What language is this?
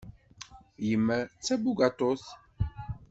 Kabyle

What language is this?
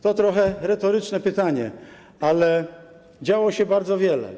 Polish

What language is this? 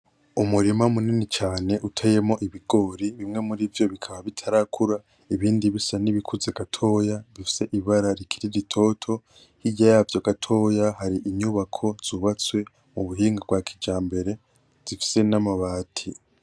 Rundi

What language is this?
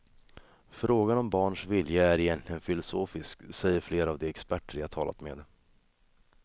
Swedish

